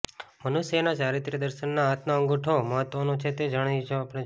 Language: Gujarati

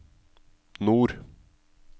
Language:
Norwegian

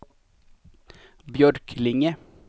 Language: Swedish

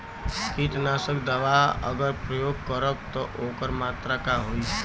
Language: Bhojpuri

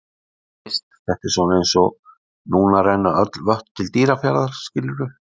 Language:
Icelandic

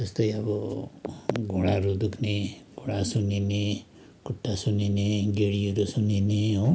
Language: Nepali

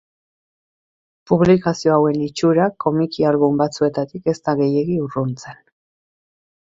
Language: Basque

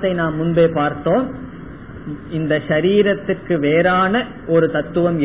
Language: Tamil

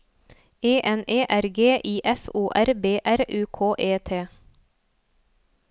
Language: Norwegian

